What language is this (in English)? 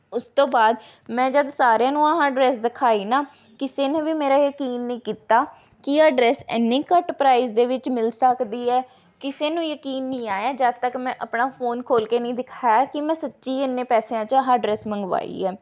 Punjabi